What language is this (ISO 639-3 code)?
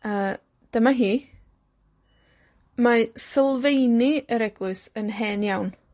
cym